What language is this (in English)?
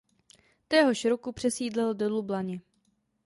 Czech